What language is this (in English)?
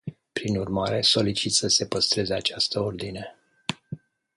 Romanian